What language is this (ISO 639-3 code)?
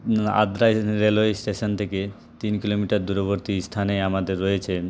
ben